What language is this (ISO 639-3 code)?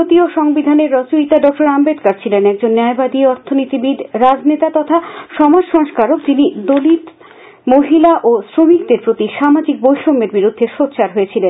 ben